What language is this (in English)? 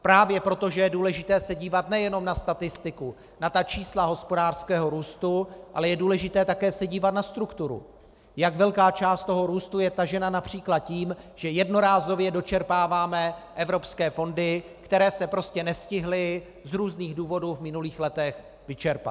Czech